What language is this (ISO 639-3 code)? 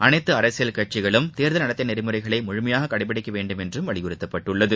tam